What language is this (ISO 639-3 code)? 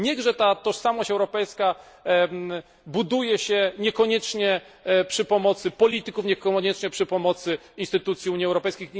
pol